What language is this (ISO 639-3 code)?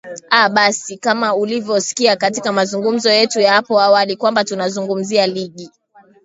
swa